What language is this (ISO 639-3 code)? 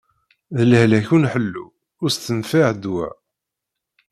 kab